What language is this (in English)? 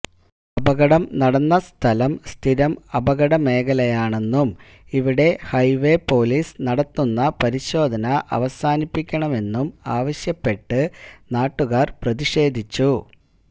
Malayalam